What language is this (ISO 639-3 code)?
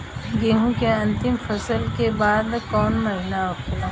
bho